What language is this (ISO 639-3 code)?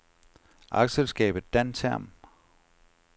dan